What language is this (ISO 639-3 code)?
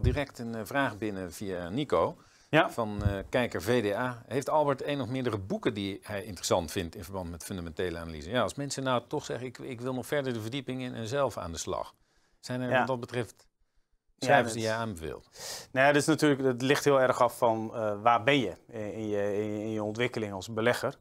nld